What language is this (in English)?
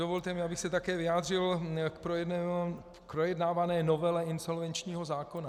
Czech